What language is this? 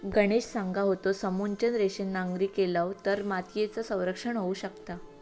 Marathi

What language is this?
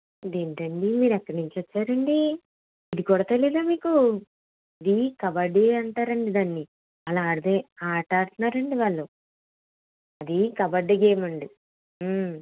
Telugu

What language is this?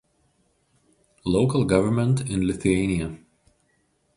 Lithuanian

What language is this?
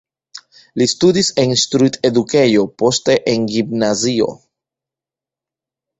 Esperanto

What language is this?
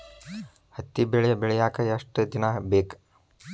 Kannada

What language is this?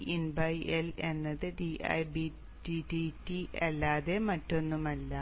Malayalam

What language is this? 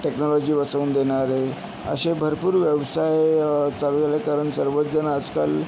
Marathi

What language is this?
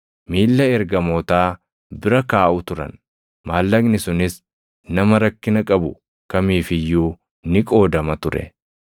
Oromo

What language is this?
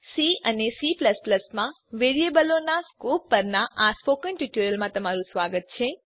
Gujarati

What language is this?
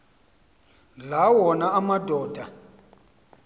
Xhosa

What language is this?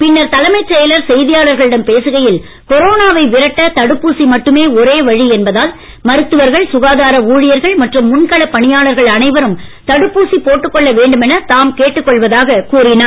Tamil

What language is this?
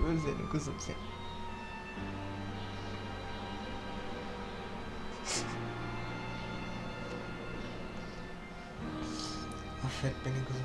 Turkish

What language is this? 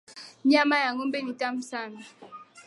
Swahili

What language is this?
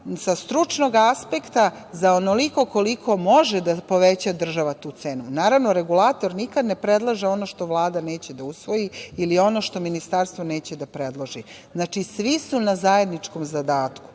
Serbian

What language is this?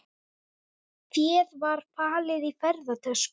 Icelandic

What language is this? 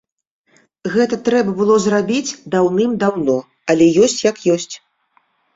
Belarusian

